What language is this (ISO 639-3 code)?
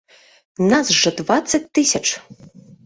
bel